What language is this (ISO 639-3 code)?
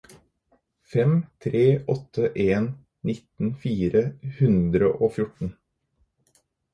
nob